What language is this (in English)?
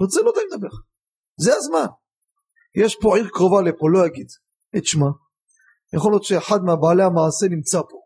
Hebrew